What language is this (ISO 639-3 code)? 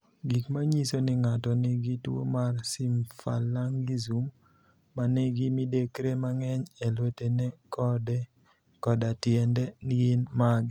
luo